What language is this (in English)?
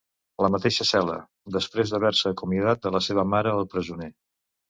Catalan